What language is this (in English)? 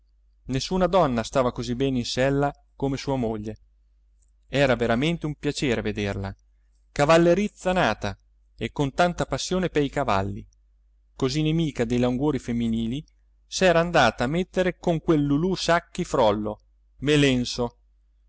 Italian